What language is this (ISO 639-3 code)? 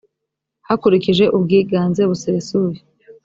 kin